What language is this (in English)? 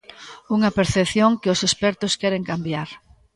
Galician